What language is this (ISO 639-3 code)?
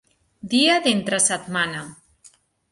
cat